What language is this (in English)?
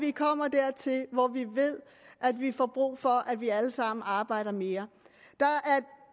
Danish